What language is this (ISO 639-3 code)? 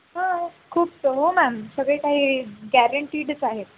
mar